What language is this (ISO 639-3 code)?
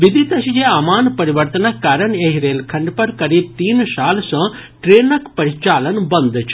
mai